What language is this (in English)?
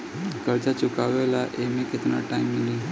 Bhojpuri